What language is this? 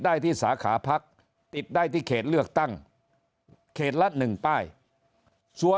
Thai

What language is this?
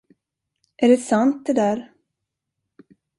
Swedish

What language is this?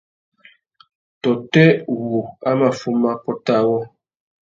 Tuki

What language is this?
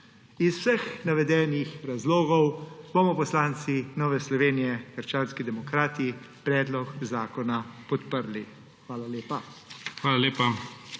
Slovenian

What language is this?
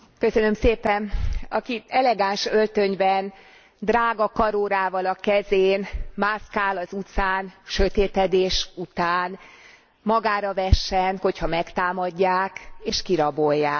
Hungarian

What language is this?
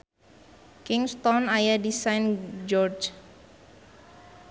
Sundanese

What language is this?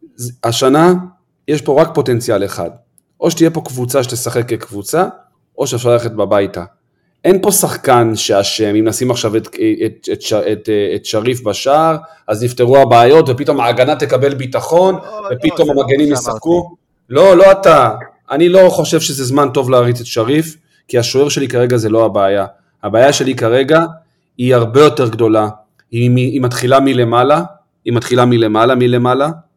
Hebrew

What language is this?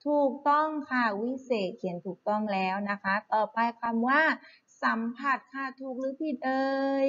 Thai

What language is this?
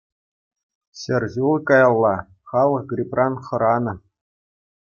Chuvash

